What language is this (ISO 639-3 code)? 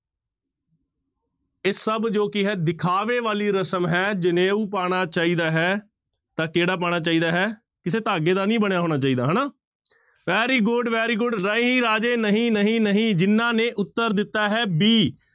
pan